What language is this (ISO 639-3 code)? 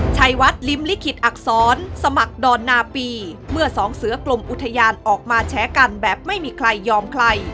tha